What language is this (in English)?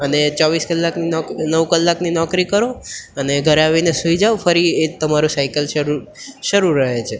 Gujarati